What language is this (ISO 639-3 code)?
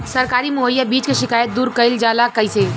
bho